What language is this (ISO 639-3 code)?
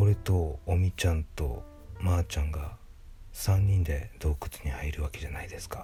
jpn